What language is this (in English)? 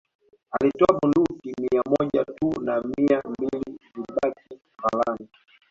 Swahili